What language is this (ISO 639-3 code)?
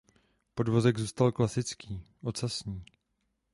ces